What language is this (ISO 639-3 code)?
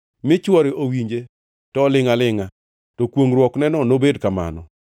luo